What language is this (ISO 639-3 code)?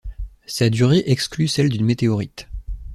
fra